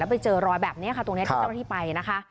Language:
Thai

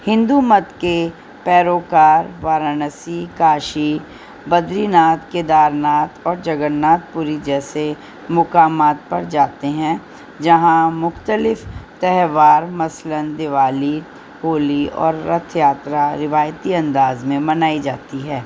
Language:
Urdu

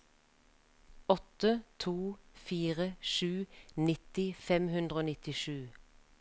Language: Norwegian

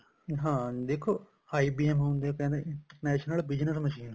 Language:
Punjabi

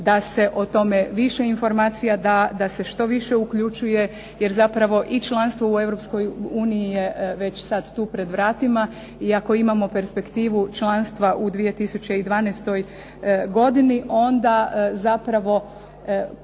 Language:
Croatian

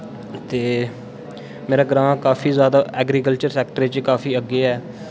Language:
Dogri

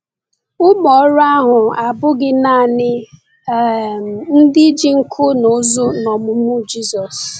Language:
Igbo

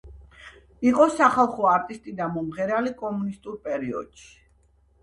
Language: Georgian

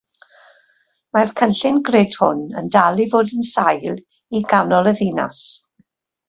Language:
Welsh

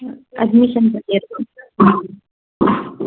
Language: Tamil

